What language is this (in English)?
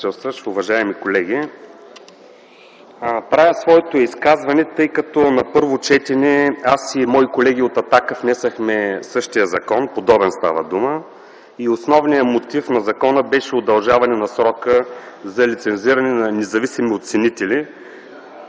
Bulgarian